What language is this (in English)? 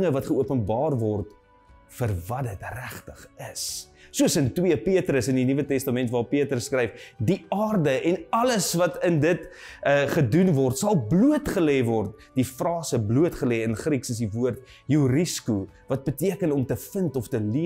Dutch